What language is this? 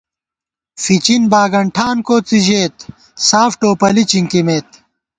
Gawar-Bati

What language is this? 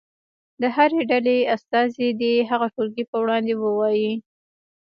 Pashto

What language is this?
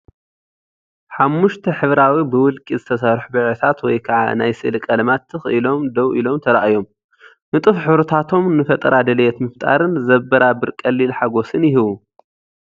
Tigrinya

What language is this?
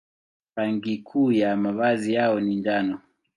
Swahili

